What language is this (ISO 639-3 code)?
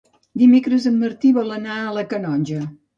cat